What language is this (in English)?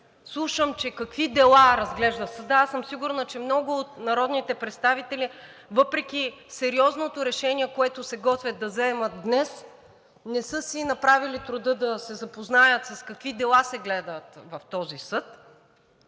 Bulgarian